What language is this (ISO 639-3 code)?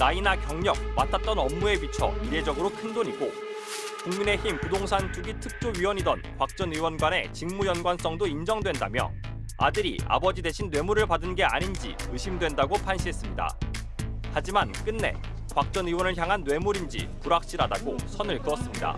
kor